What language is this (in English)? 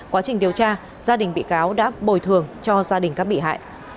Vietnamese